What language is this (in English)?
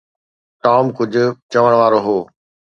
Sindhi